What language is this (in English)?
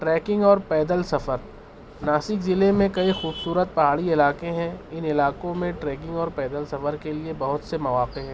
Urdu